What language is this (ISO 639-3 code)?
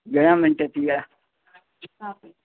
snd